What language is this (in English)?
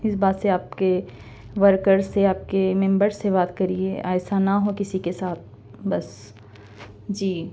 Urdu